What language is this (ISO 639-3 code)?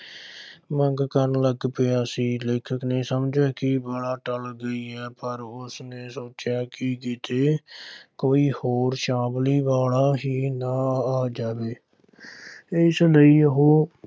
pan